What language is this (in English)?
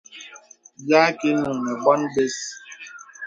Bebele